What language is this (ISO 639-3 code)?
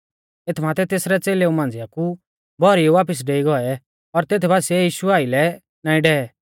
bfz